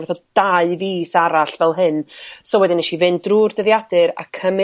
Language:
Welsh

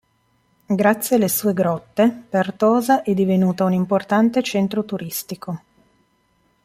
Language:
Italian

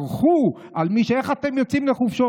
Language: Hebrew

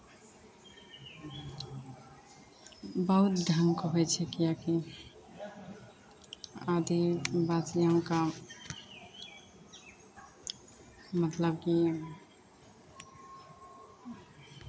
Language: Maithili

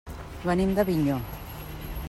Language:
Catalan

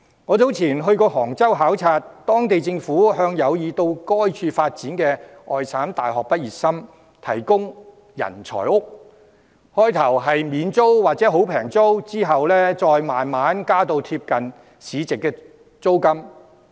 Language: Cantonese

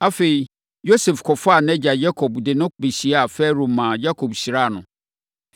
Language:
Akan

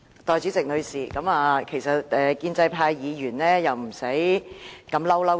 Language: Cantonese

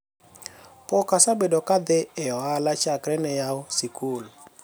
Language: Luo (Kenya and Tanzania)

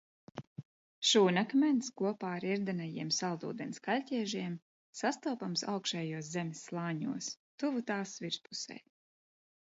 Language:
Latvian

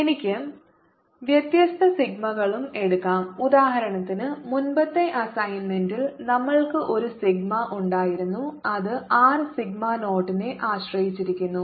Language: Malayalam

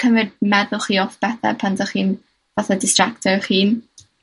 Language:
Welsh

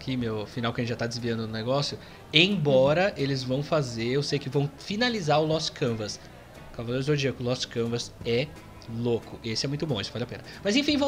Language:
Portuguese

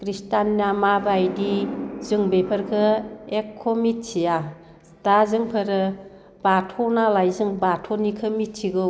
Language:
Bodo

